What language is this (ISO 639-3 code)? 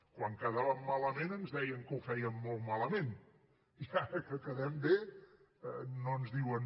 cat